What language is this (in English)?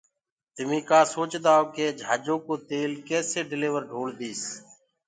Gurgula